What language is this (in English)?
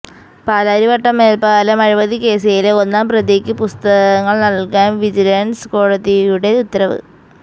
Malayalam